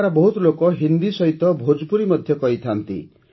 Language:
Odia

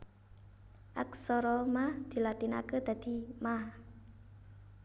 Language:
Javanese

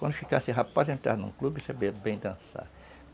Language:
Portuguese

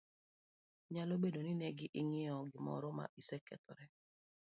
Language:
Luo (Kenya and Tanzania)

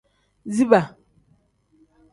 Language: Tem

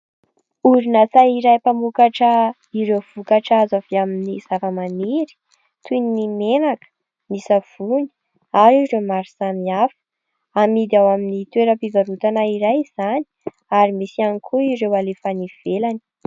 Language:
Malagasy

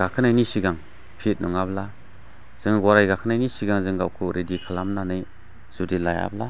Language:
Bodo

